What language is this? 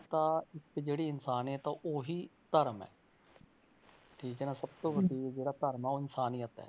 Punjabi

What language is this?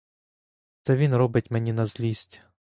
Ukrainian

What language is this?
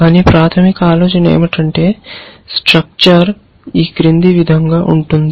Telugu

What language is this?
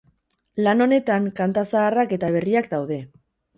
Basque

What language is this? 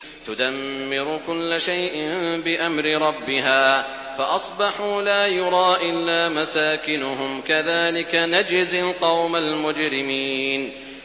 Arabic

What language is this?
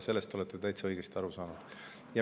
Estonian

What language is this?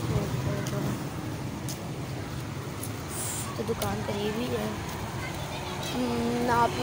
Hindi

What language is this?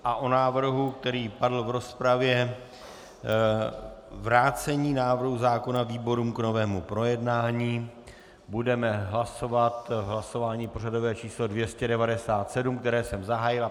Czech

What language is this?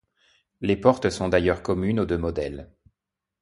French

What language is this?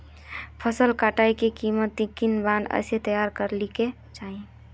Magahi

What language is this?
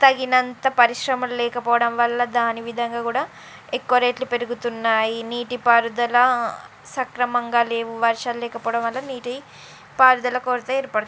Telugu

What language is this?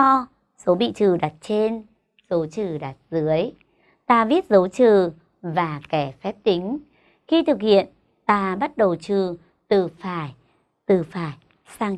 Vietnamese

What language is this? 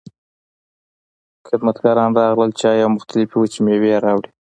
Pashto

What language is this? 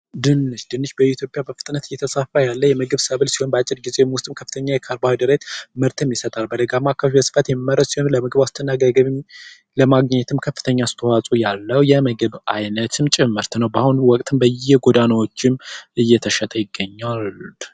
Amharic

